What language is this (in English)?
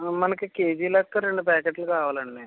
Telugu